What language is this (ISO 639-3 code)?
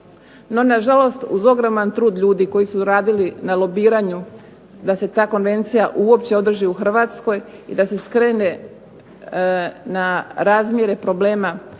hrv